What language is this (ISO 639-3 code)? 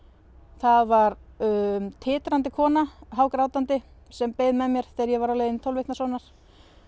isl